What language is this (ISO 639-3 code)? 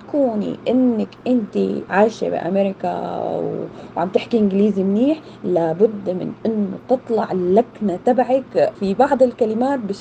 ara